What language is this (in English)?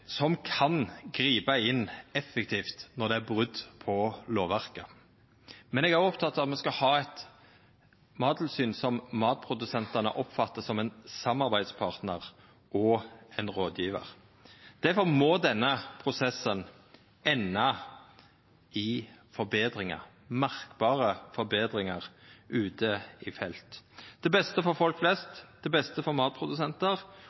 Norwegian Nynorsk